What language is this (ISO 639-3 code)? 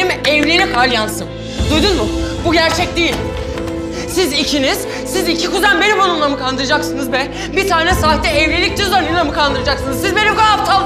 tur